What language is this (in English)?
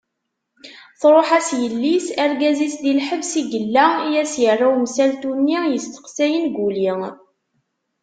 Kabyle